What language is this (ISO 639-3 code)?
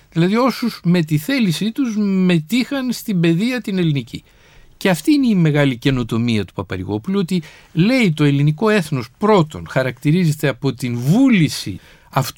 ell